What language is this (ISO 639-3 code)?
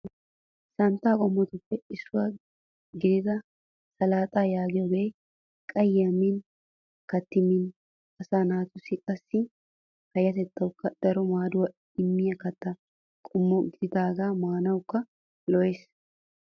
wal